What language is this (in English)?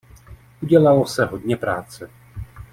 Czech